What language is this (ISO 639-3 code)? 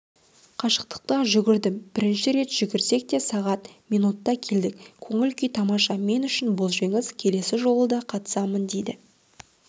kaz